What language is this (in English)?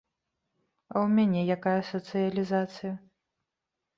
Belarusian